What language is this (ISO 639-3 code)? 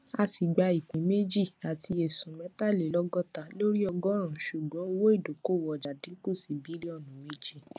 yor